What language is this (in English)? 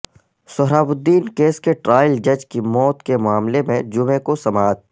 Urdu